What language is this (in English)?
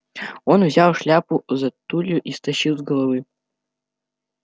Russian